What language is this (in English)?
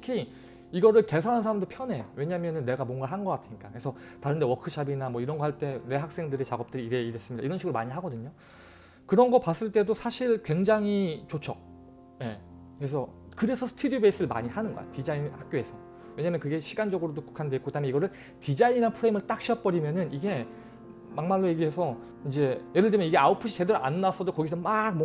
Korean